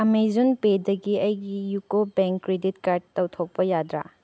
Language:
Manipuri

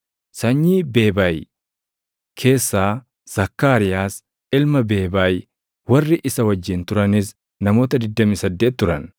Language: Oromo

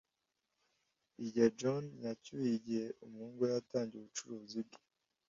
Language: Kinyarwanda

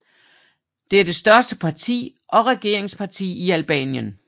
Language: Danish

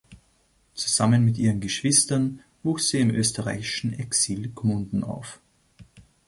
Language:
German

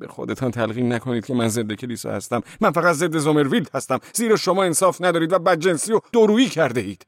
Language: Persian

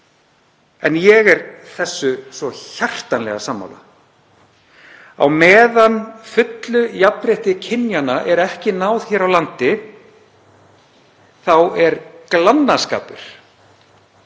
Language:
Icelandic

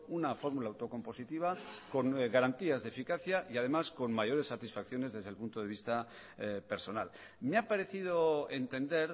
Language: Spanish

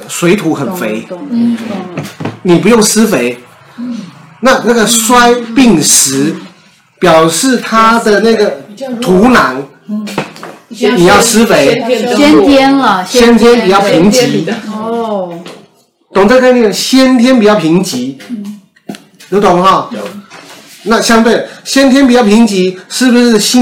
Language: Chinese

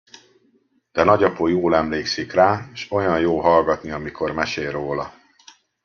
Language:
Hungarian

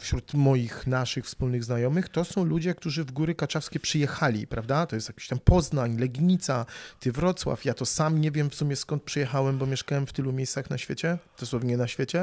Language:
Polish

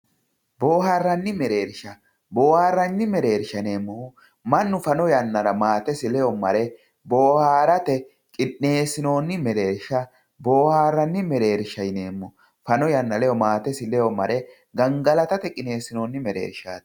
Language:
Sidamo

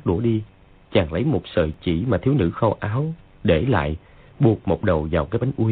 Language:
Vietnamese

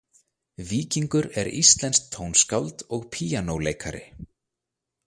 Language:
Icelandic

